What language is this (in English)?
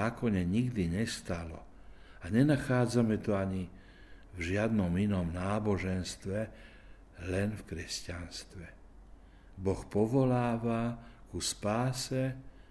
Slovak